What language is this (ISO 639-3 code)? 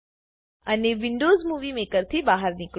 guj